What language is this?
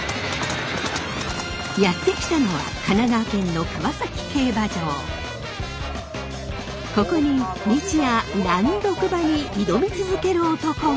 Japanese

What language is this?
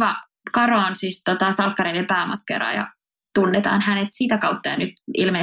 Finnish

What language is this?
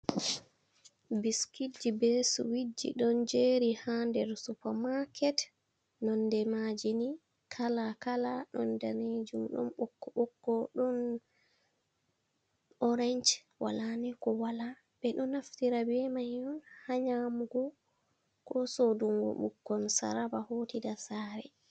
Fula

